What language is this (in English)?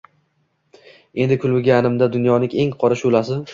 Uzbek